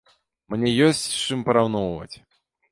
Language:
Belarusian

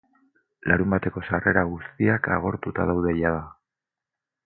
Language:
Basque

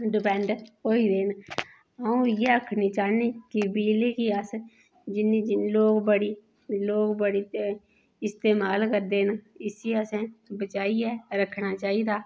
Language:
Dogri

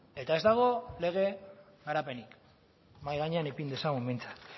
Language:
Basque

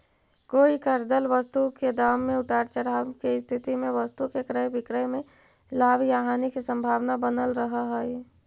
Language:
Magahi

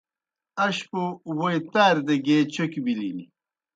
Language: Kohistani Shina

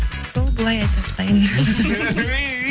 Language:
Kazakh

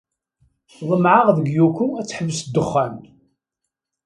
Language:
Kabyle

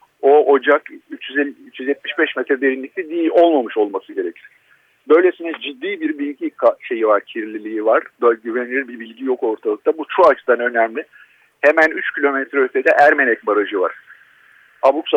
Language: Turkish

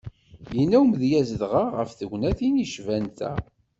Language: Kabyle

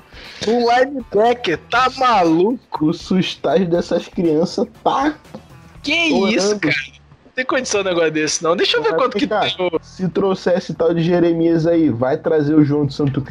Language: Portuguese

